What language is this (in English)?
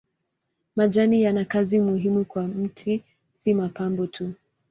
Swahili